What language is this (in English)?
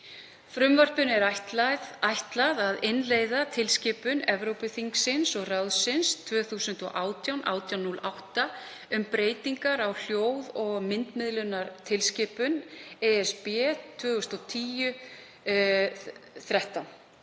Icelandic